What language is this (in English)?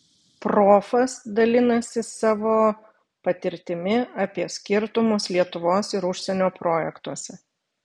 Lithuanian